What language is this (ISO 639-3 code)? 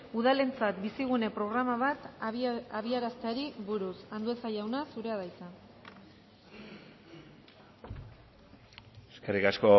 eus